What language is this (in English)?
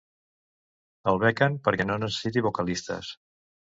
Catalan